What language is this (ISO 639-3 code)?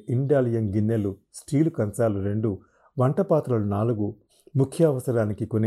tel